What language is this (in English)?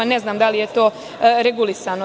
Serbian